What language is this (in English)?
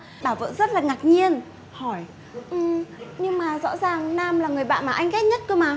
Vietnamese